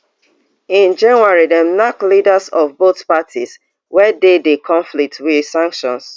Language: Nigerian Pidgin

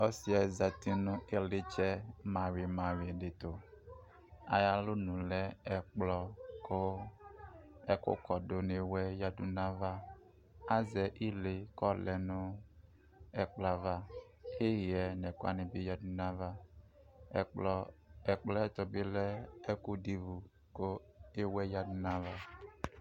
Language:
Ikposo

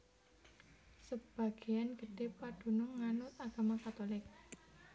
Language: Javanese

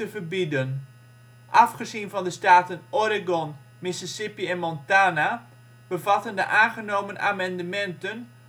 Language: Dutch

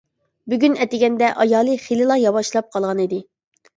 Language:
Uyghur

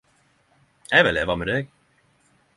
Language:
Norwegian Nynorsk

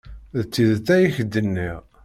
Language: Kabyle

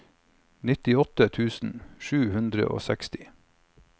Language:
Norwegian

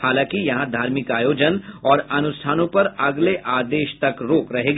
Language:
Hindi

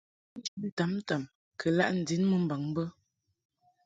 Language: Mungaka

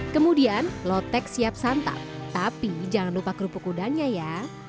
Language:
Indonesian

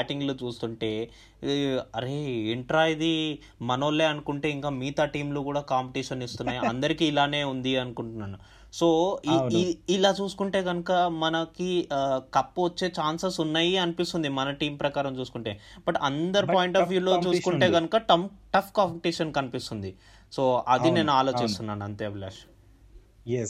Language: Telugu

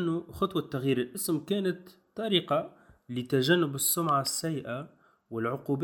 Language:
Arabic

